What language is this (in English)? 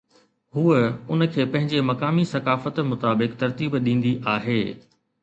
Sindhi